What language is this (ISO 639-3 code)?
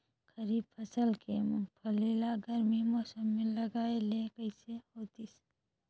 hne